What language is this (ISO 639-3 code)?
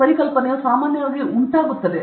kan